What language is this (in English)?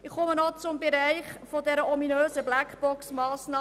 Swiss German